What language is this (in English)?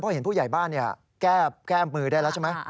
Thai